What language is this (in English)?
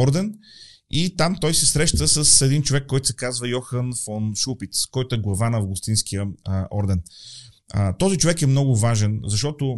Bulgarian